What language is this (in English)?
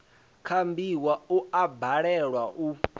Venda